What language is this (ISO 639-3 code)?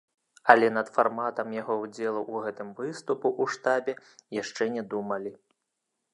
bel